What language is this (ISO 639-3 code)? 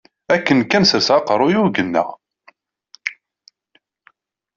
kab